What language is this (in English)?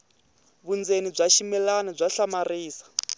Tsonga